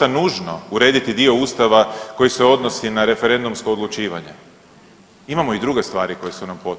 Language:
Croatian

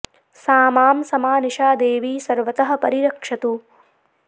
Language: Sanskrit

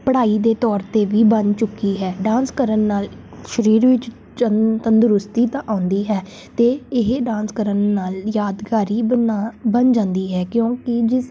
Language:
Punjabi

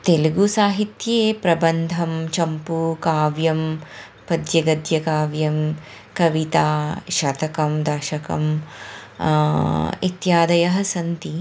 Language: Sanskrit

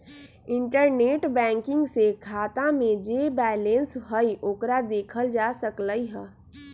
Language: Magahi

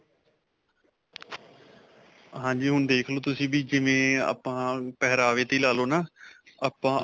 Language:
Punjabi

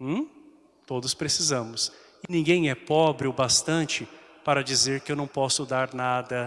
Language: Portuguese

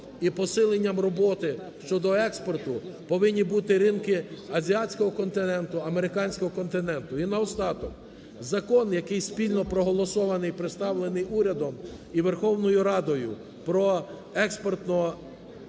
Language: Ukrainian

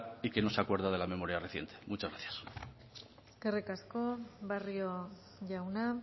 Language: Spanish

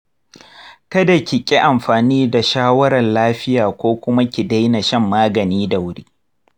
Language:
Hausa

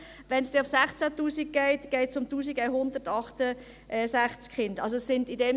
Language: Swiss German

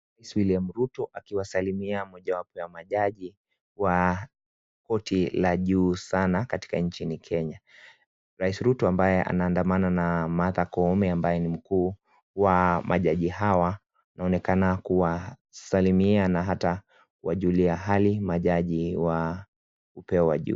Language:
Swahili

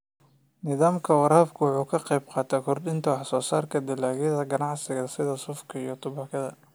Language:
Somali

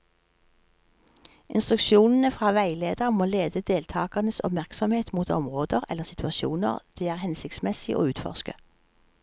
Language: Norwegian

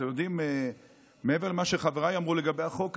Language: Hebrew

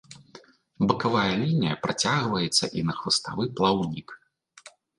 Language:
Belarusian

